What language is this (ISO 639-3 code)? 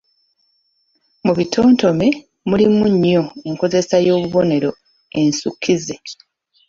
lug